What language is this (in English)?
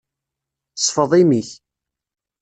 Kabyle